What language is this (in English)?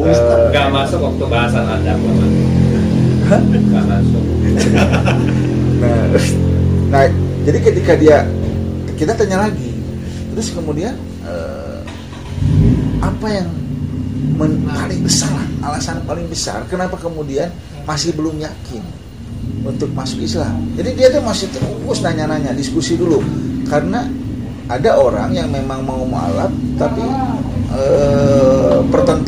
Indonesian